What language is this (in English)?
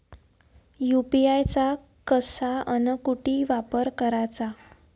Marathi